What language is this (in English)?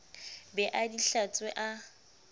Southern Sotho